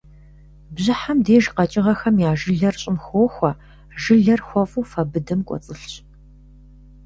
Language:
Kabardian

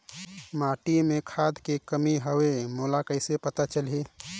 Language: Chhattisgarhi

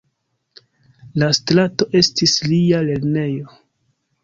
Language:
Esperanto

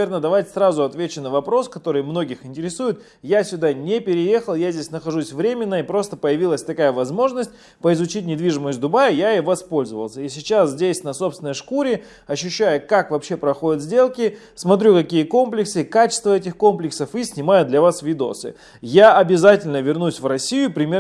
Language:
Russian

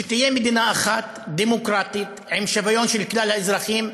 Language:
Hebrew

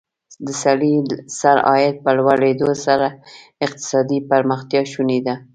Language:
Pashto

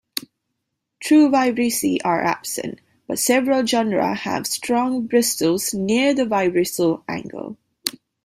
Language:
English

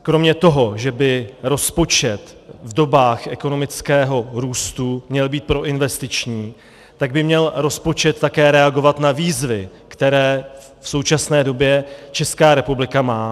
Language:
Czech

